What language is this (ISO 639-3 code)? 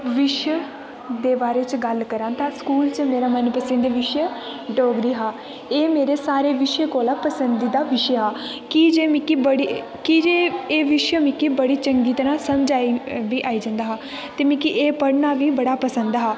doi